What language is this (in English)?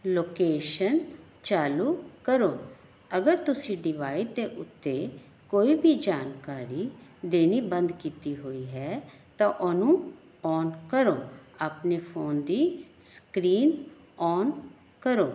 Punjabi